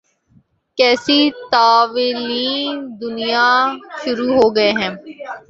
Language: Urdu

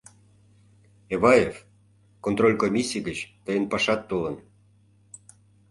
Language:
Mari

